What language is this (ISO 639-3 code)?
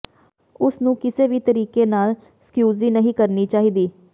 pan